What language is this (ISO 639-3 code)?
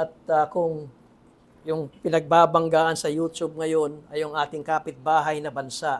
fil